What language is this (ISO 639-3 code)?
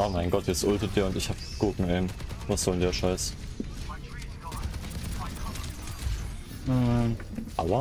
deu